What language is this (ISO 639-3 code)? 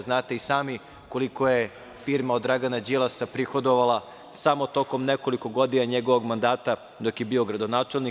srp